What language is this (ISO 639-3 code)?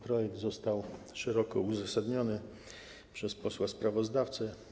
pol